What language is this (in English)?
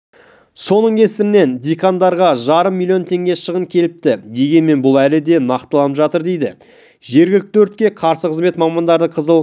Kazakh